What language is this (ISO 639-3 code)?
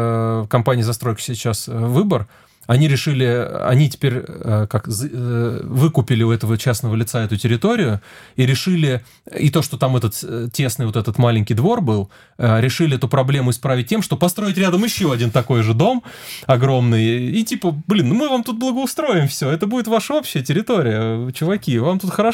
rus